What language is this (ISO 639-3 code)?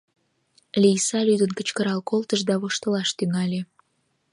chm